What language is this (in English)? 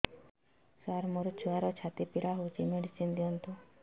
Odia